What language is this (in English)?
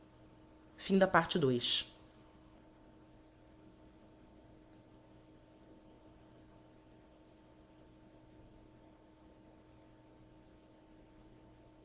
Portuguese